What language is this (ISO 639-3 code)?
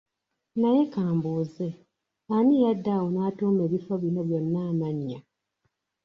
lug